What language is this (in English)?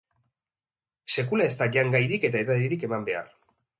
Basque